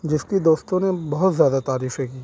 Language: Urdu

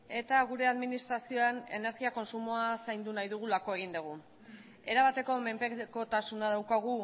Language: Basque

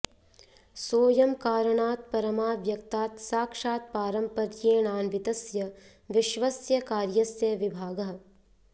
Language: Sanskrit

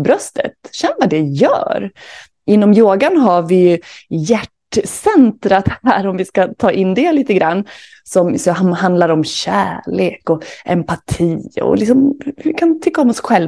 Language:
Swedish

